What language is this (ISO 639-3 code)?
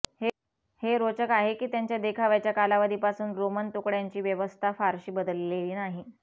mar